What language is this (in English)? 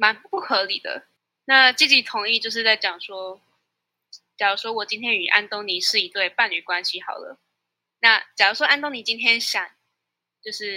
Chinese